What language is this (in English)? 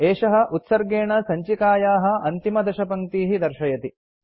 Sanskrit